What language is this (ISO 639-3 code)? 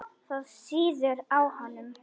isl